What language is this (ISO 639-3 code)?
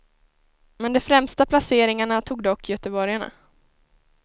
swe